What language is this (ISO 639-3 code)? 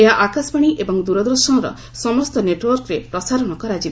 ori